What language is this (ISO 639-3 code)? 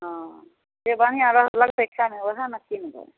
mai